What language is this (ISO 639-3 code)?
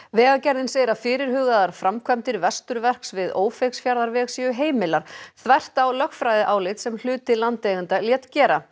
isl